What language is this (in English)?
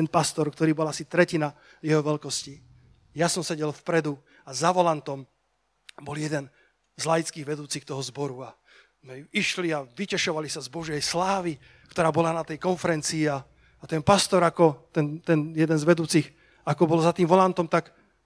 Slovak